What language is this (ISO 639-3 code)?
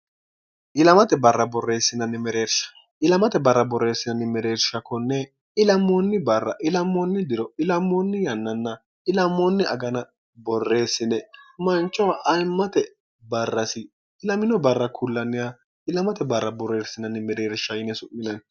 sid